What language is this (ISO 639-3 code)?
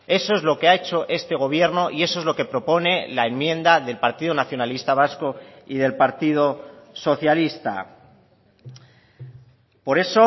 spa